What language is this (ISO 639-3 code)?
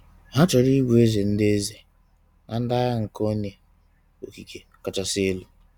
ibo